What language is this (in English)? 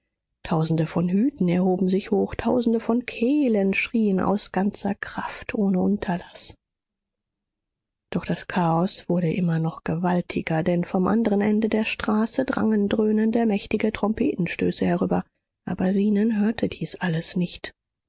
German